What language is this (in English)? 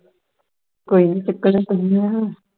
Punjabi